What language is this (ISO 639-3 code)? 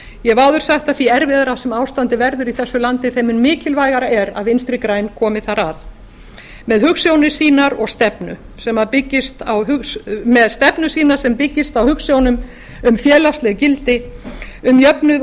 isl